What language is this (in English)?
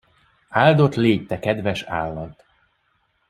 Hungarian